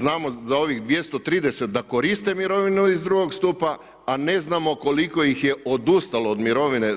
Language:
Croatian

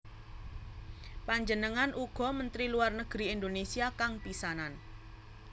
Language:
Javanese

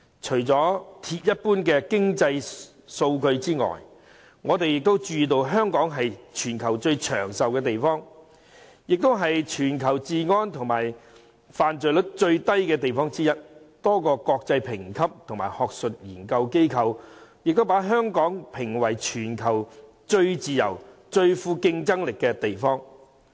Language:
Cantonese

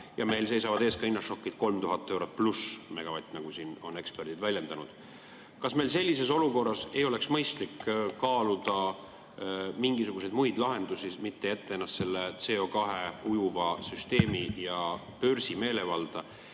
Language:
Estonian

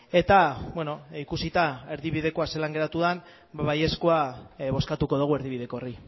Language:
Basque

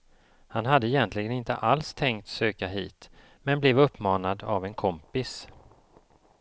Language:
Swedish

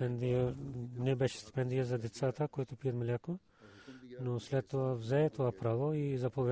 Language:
Bulgarian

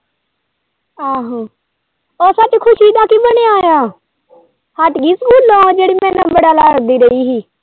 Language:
Punjabi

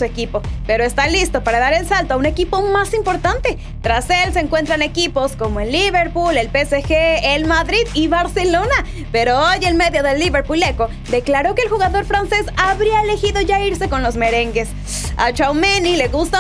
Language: Spanish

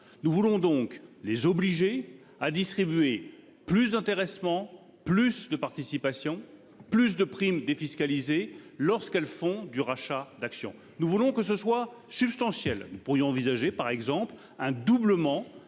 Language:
French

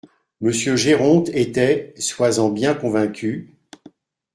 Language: French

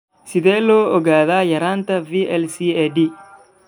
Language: Somali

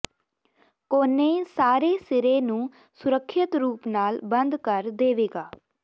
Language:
Punjabi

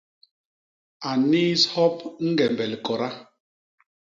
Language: Basaa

